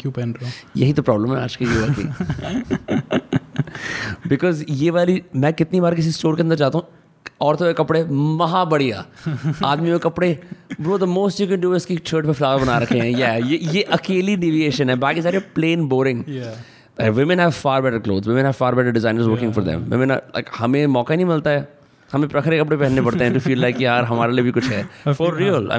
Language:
Hindi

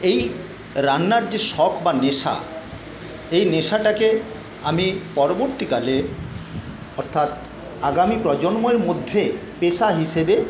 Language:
Bangla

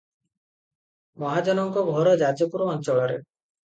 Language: Odia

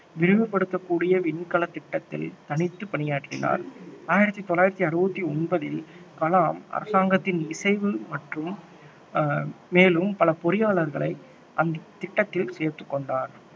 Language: Tamil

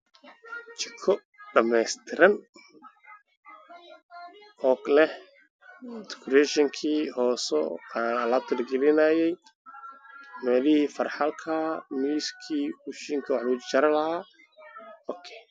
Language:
Somali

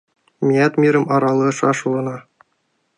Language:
Mari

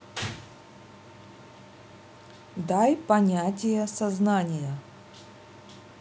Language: Russian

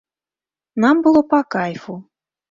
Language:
Belarusian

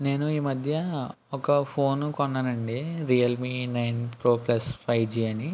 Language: Telugu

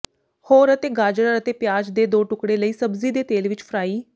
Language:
Punjabi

